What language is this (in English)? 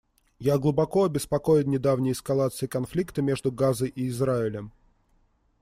Russian